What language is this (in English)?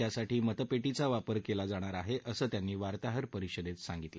Marathi